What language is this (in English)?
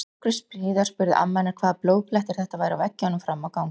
Icelandic